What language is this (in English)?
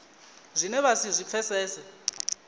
Venda